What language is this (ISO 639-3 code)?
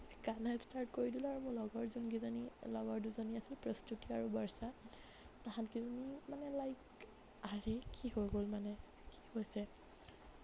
asm